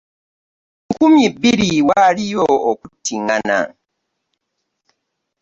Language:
Ganda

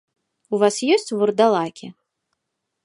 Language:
Belarusian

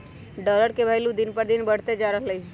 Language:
Magahi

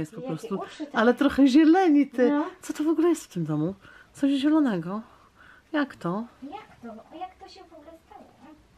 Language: Polish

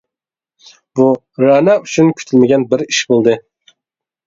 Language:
Uyghur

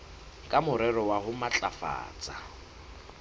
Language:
Southern Sotho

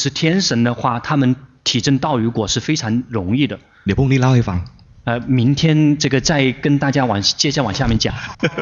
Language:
Chinese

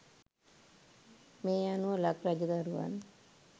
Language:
Sinhala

